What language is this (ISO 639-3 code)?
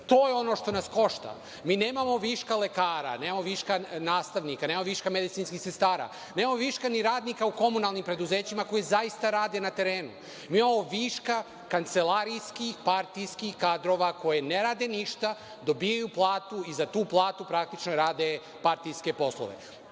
srp